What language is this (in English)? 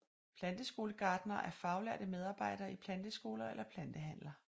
Danish